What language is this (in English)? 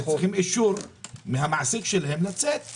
Hebrew